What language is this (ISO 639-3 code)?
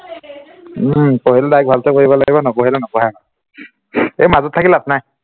asm